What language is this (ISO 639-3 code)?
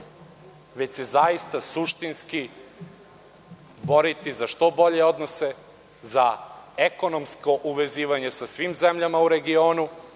srp